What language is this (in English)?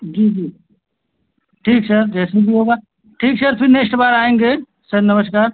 Hindi